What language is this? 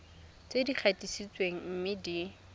Tswana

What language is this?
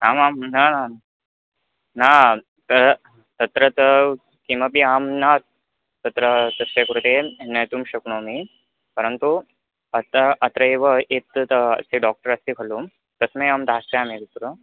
Sanskrit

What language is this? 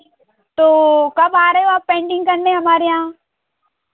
Hindi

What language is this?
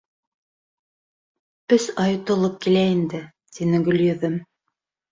Bashkir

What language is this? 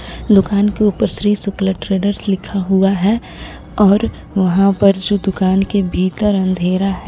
Hindi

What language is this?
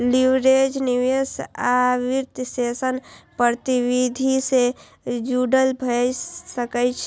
Maithili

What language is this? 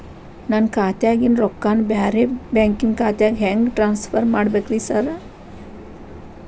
Kannada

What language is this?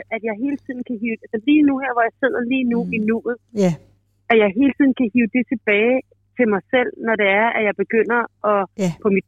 Danish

